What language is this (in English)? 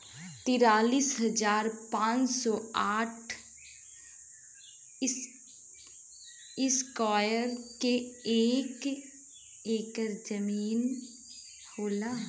Bhojpuri